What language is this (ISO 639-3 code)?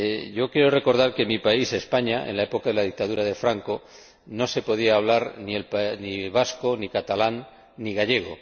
spa